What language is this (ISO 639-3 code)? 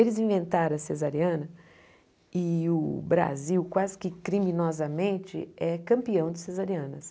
por